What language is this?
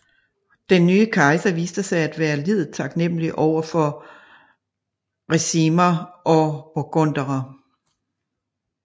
Danish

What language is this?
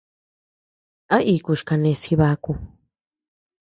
Tepeuxila Cuicatec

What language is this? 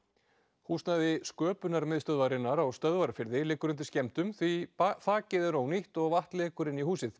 Icelandic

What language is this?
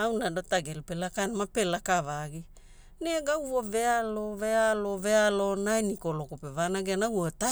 Hula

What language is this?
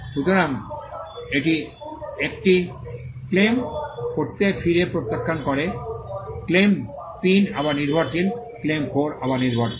Bangla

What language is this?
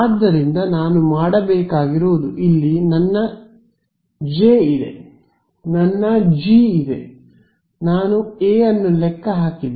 Kannada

